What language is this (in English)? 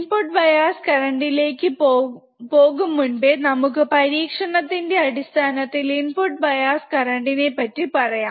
Malayalam